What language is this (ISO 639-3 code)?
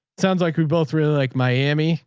eng